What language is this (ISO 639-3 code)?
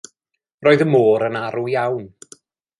cym